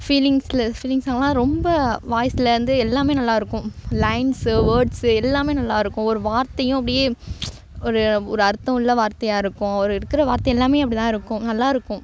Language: Tamil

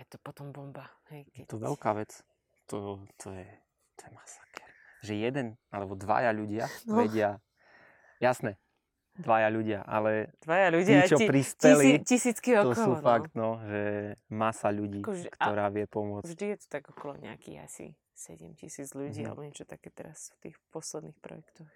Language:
Slovak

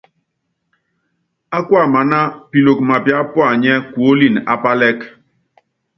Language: Yangben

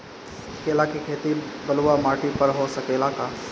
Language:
Bhojpuri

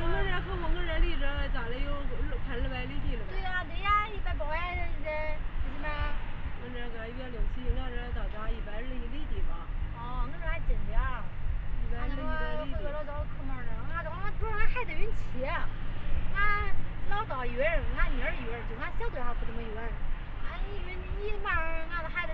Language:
Chinese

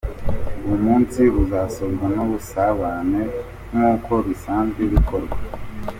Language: Kinyarwanda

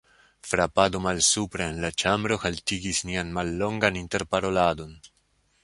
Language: Esperanto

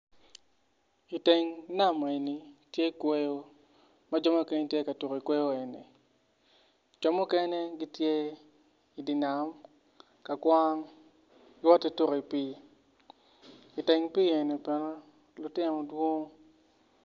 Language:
Acoli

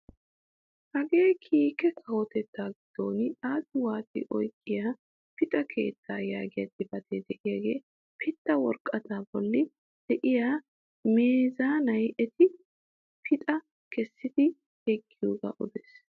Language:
Wolaytta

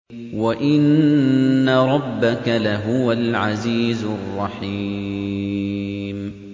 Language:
Arabic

